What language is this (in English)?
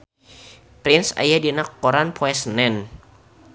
Sundanese